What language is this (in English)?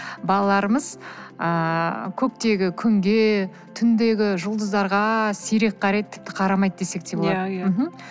Kazakh